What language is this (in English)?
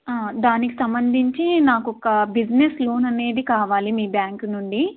Telugu